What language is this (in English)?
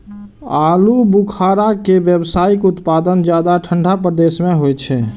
Maithili